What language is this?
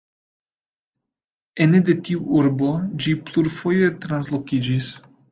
Esperanto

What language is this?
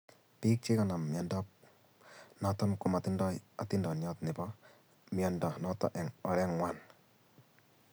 Kalenjin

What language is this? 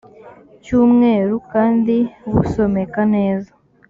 Kinyarwanda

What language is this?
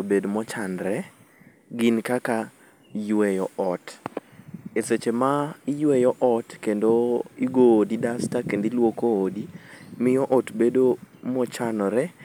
Luo (Kenya and Tanzania)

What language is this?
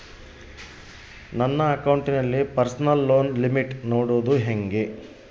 Kannada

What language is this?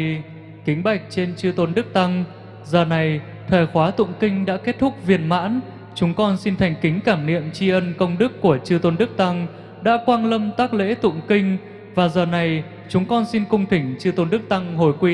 Vietnamese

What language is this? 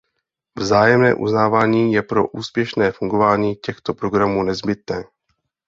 Czech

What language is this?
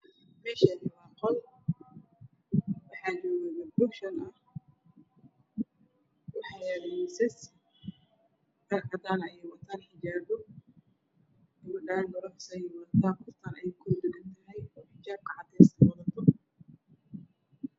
Somali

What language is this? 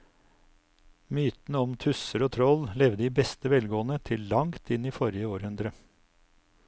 Norwegian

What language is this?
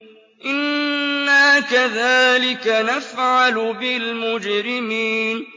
Arabic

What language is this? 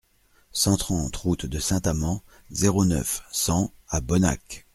French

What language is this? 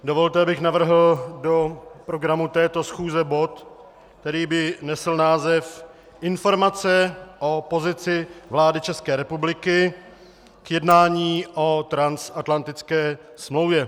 Czech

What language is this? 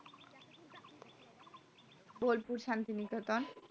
Bangla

